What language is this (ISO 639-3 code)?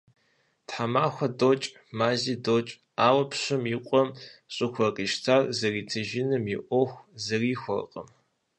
kbd